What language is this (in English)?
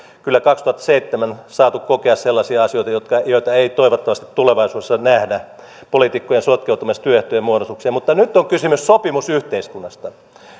Finnish